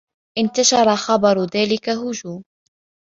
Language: Arabic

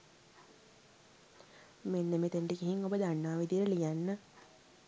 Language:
Sinhala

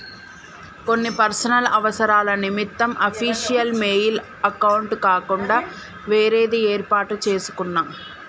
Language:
Telugu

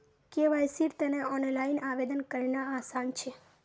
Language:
Magahi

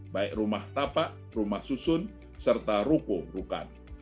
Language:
Indonesian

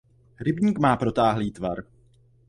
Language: Czech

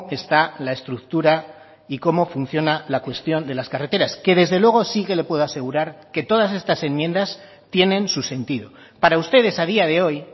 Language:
Spanish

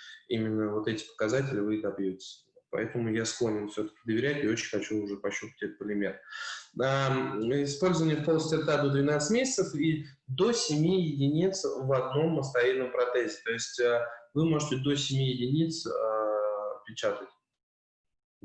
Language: Russian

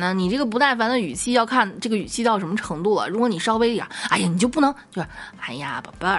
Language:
Chinese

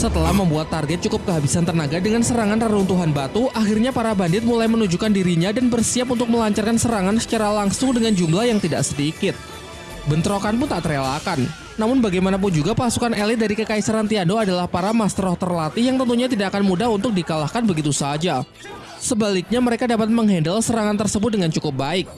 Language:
Indonesian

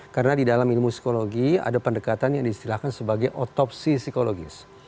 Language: Indonesian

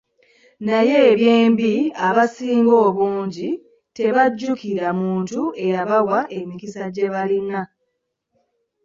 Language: Ganda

